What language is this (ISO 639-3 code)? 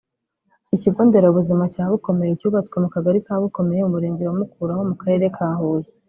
kin